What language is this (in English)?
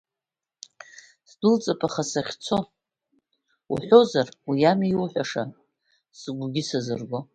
Abkhazian